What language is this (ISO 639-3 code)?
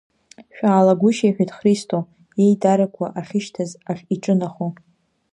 abk